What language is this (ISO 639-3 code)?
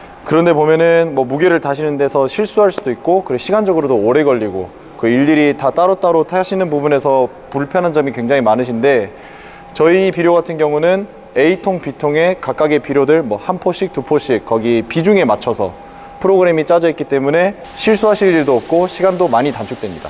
kor